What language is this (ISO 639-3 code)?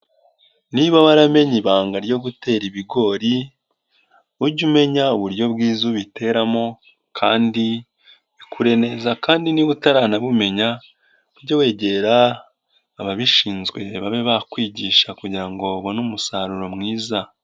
kin